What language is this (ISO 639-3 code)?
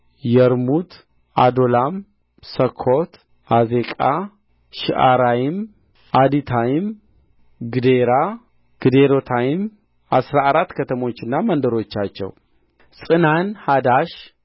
amh